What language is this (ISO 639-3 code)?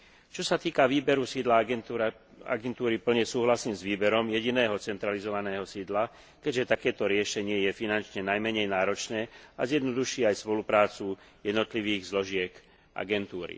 slk